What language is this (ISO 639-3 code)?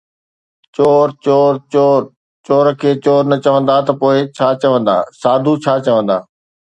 snd